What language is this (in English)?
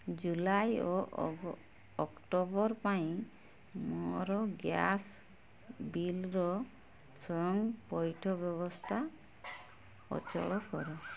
Odia